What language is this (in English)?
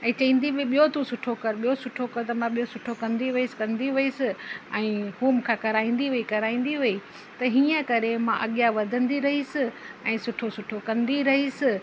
Sindhi